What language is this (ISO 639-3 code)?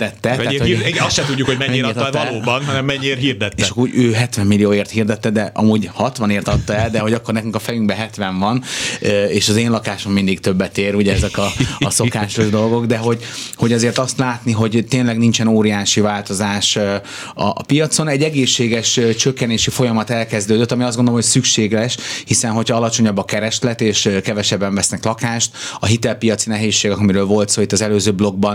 hun